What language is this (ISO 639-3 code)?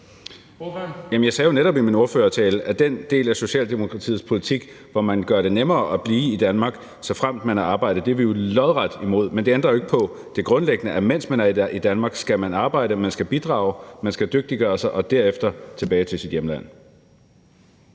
dan